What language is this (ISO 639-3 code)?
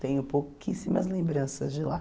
por